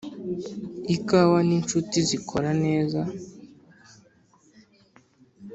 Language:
Kinyarwanda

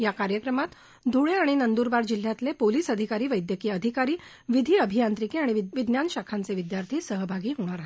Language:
Marathi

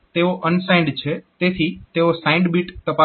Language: Gujarati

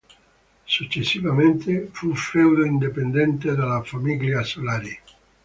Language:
Italian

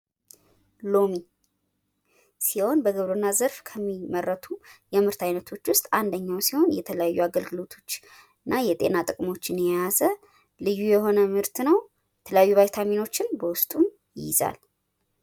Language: Amharic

